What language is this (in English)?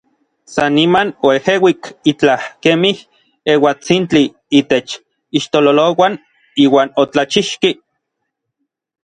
Orizaba Nahuatl